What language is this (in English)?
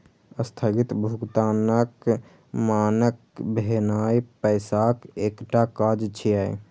Maithili